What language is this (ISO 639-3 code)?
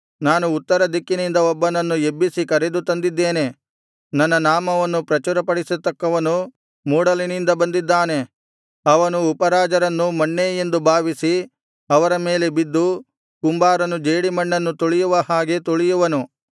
kan